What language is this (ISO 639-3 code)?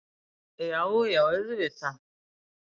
isl